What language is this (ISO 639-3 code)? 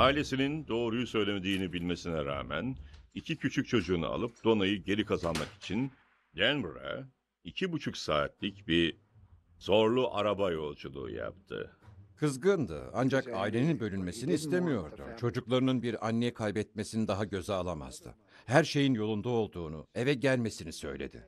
tur